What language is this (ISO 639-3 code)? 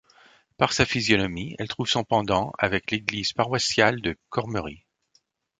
fra